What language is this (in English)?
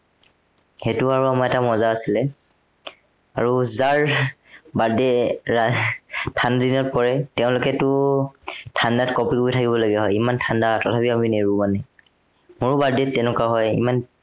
Assamese